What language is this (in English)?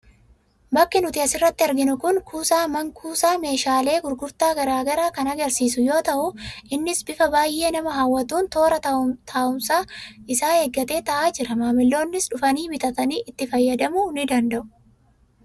Oromo